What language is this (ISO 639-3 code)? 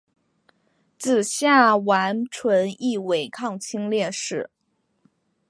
zho